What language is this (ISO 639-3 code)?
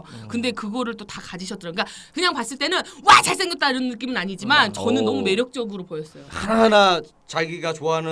kor